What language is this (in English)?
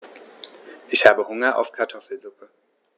German